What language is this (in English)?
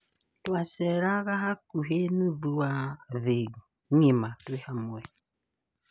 Kikuyu